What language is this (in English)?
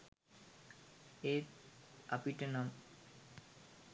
Sinhala